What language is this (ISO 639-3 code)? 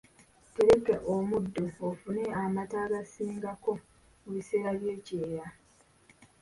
lug